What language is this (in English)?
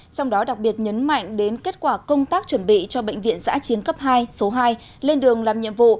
Vietnamese